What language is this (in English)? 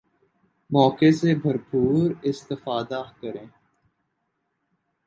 Urdu